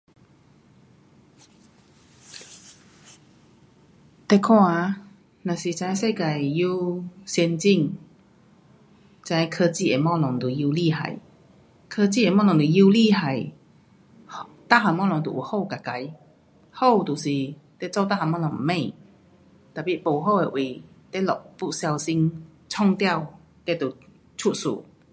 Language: Pu-Xian Chinese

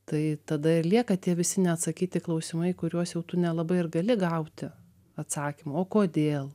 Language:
Lithuanian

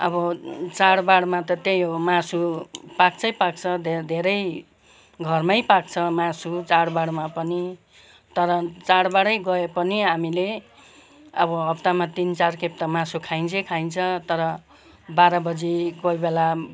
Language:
Nepali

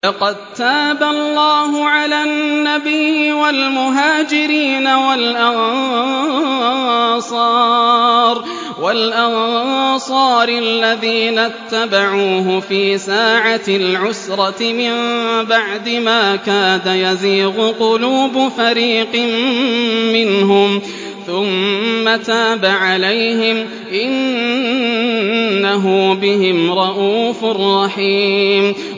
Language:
Arabic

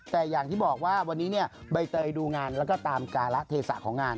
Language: Thai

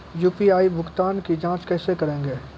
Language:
Maithili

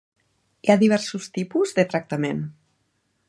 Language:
Catalan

